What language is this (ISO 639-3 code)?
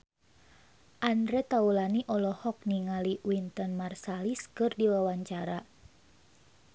sun